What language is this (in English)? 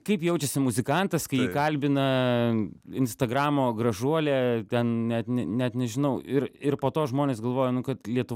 Lithuanian